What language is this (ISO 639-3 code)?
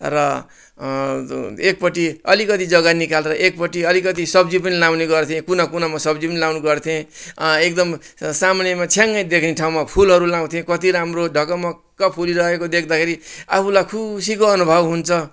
nep